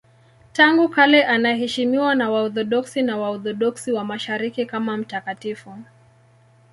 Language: Swahili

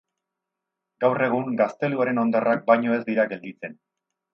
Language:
Basque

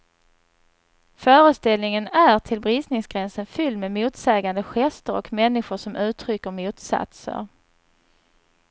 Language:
Swedish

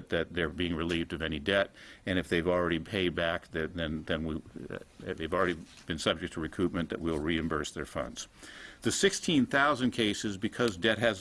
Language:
English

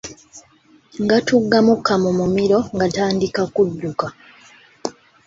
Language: Ganda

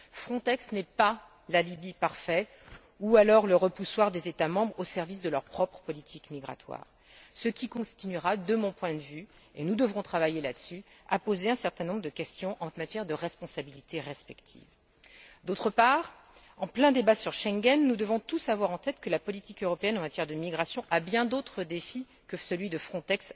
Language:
French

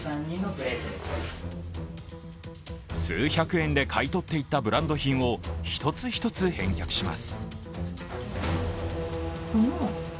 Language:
Japanese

